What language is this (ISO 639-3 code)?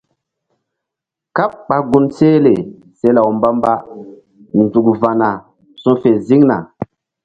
mdd